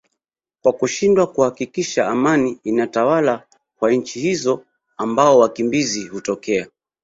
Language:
Swahili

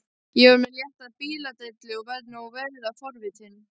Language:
Icelandic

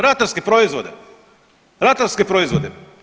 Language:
Croatian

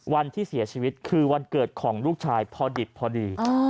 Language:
Thai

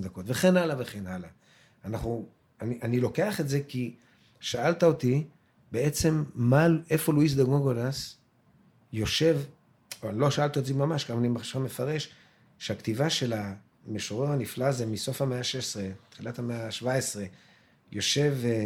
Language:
Hebrew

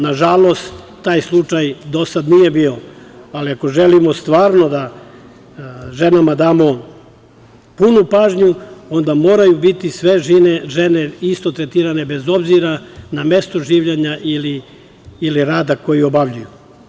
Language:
Serbian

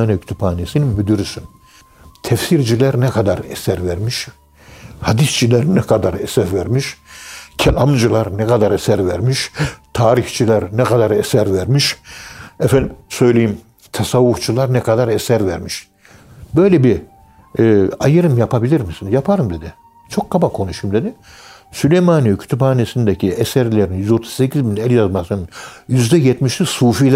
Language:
Turkish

